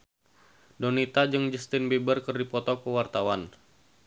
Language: Sundanese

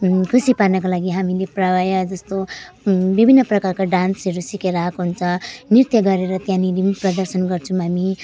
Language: Nepali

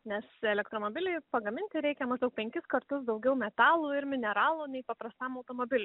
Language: Lithuanian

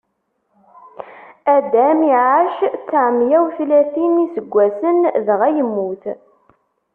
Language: Kabyle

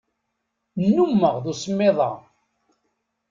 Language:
Kabyle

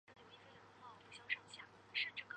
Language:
Chinese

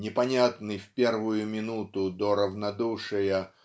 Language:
Russian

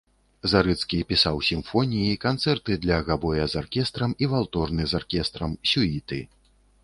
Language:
Belarusian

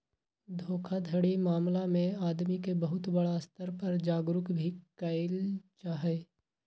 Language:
Magahi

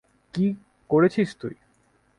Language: Bangla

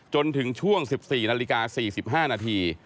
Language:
Thai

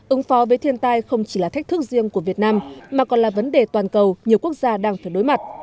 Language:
Vietnamese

